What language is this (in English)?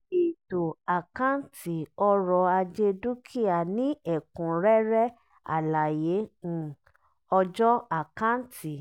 Yoruba